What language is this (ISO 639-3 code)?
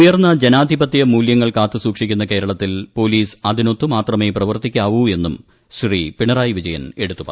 mal